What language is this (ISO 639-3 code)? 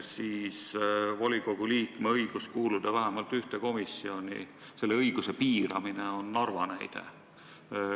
est